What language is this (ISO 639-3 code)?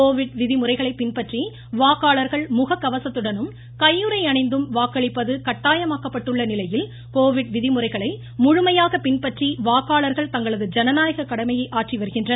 tam